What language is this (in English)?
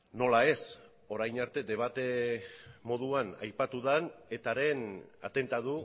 Basque